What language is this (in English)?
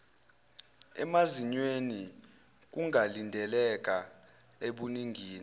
Zulu